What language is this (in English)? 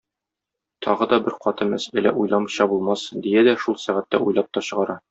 Tatar